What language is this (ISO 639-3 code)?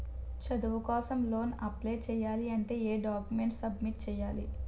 tel